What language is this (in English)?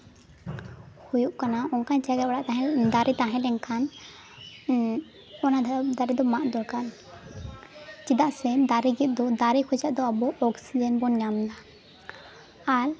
Santali